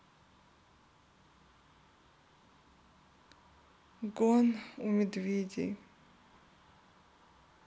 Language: Russian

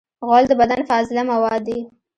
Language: Pashto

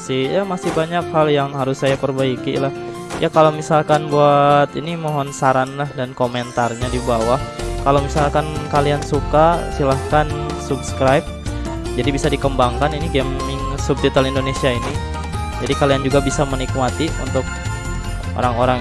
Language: Indonesian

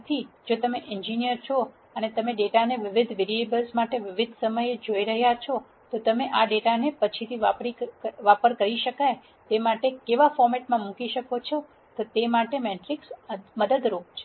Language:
Gujarati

